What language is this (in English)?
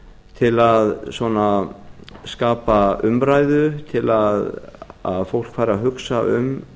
Icelandic